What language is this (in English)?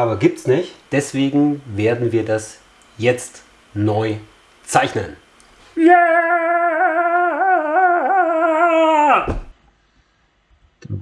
German